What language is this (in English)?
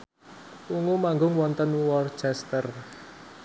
Javanese